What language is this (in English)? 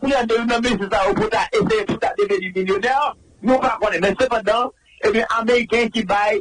French